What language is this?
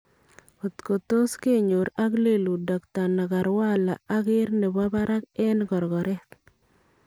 Kalenjin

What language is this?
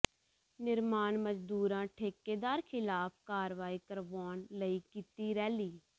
Punjabi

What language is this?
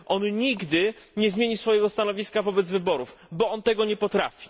Polish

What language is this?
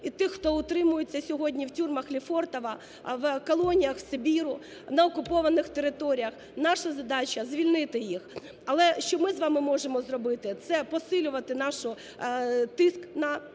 Ukrainian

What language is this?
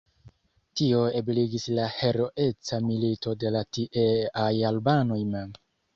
Esperanto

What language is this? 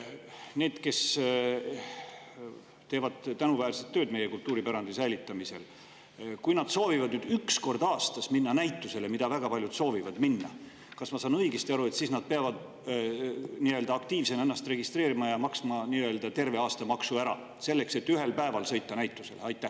Estonian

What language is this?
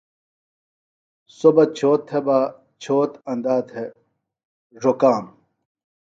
Phalura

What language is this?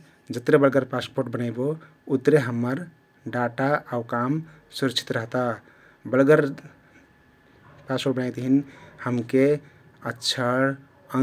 Kathoriya Tharu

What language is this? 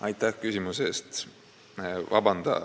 Estonian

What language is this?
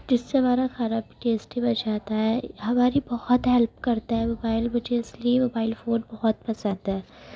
Urdu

